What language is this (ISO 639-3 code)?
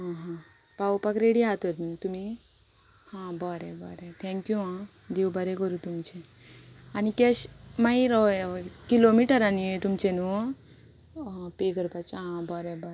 kok